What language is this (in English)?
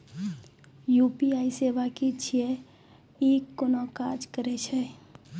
Maithili